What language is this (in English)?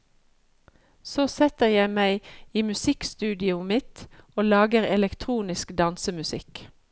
Norwegian